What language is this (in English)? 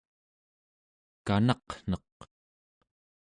Central Yupik